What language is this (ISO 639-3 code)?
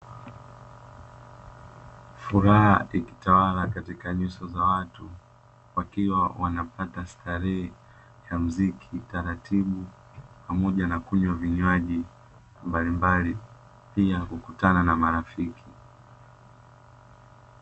swa